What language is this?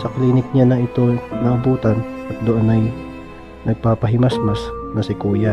Filipino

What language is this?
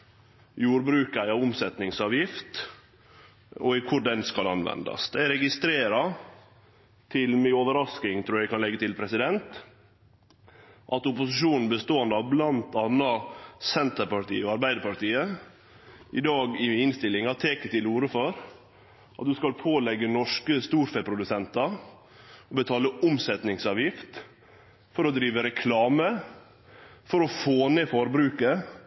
Norwegian Nynorsk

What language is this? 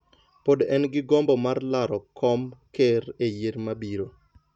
Luo (Kenya and Tanzania)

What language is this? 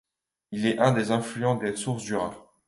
French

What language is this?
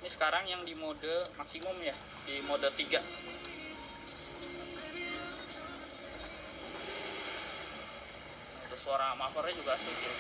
Indonesian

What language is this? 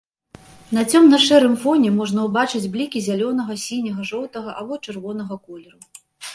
Belarusian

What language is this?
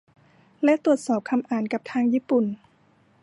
Thai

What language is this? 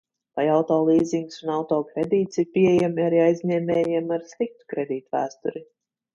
Latvian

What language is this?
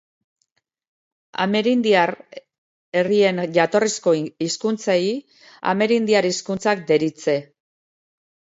Basque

